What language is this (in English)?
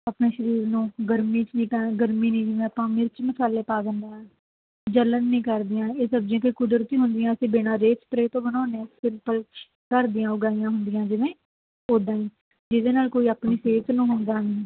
Punjabi